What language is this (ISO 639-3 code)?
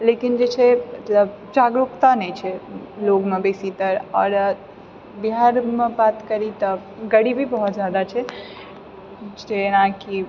mai